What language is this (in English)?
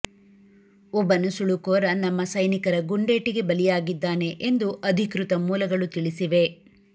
Kannada